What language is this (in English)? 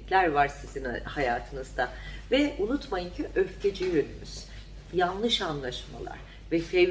Turkish